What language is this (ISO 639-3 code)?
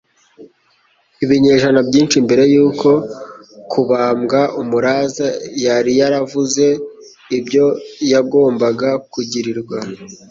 kin